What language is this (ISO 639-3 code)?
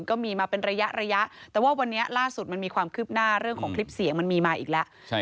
tha